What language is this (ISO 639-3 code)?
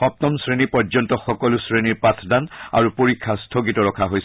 asm